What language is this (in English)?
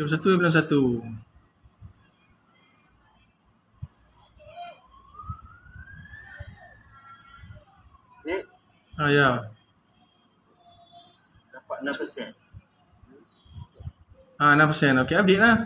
Malay